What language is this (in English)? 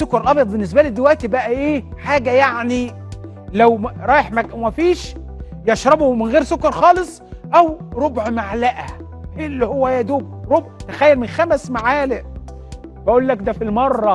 Arabic